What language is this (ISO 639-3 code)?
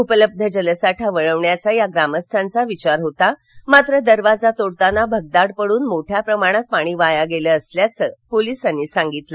mar